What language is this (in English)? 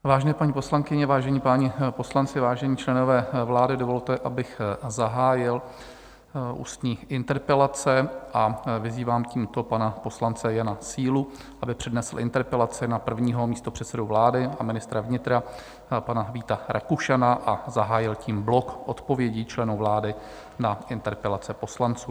Czech